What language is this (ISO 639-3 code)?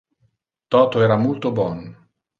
ina